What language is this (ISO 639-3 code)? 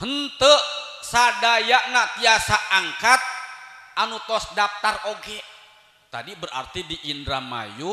ind